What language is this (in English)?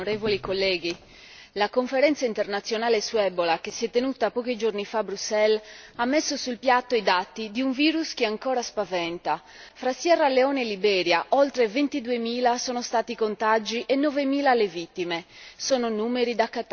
Italian